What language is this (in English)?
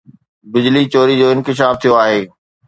Sindhi